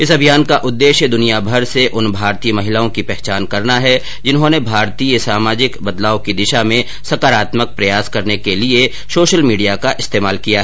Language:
Hindi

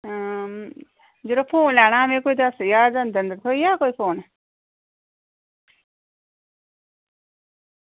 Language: Dogri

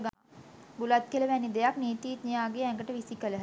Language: Sinhala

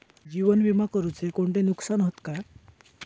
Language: Marathi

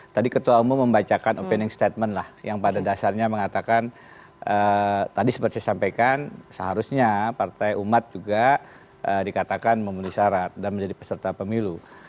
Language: Indonesian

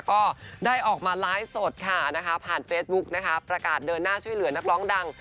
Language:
Thai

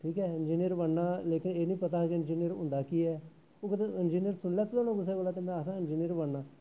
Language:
Dogri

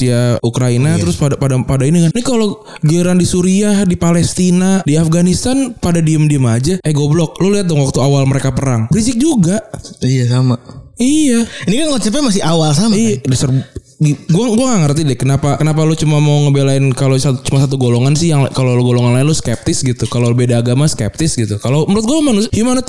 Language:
Indonesian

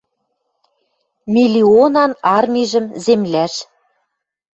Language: Western Mari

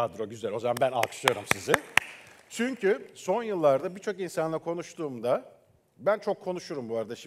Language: Turkish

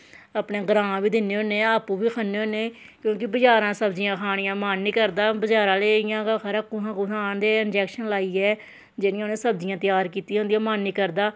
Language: Dogri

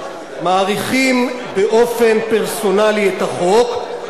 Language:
Hebrew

